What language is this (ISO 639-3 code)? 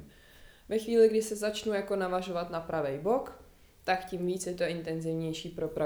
ces